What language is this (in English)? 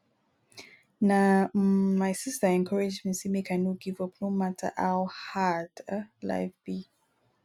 Nigerian Pidgin